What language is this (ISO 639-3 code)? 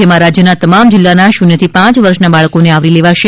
guj